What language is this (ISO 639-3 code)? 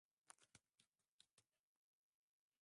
swa